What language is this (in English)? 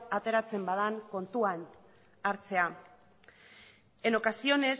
Basque